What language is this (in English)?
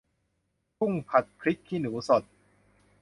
Thai